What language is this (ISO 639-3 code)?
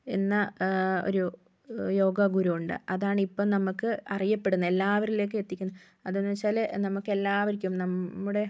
mal